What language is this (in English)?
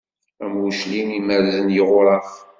Kabyle